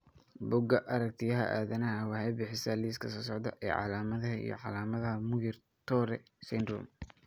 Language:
Somali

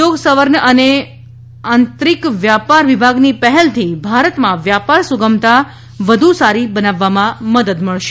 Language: Gujarati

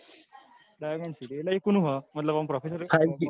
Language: Gujarati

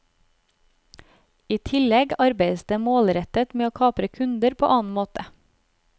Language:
Norwegian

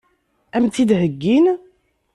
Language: Kabyle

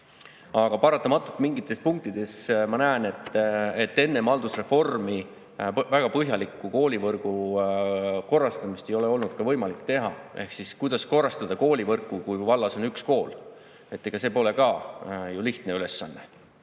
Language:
Estonian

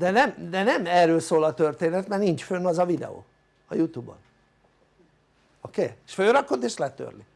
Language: Hungarian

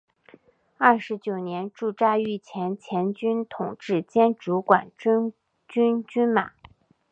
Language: Chinese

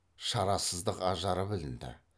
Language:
Kazakh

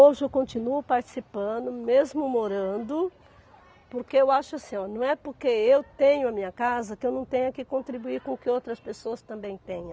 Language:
Portuguese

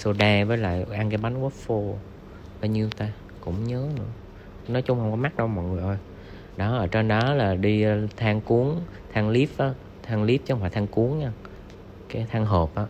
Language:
Vietnamese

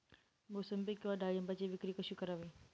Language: Marathi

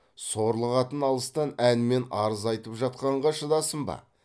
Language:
Kazakh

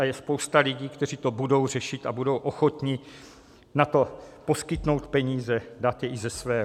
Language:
Czech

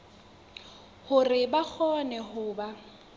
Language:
Southern Sotho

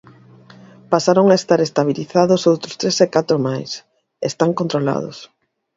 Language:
Galician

